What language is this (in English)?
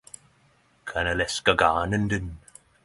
Norwegian Nynorsk